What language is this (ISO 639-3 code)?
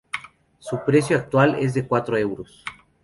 spa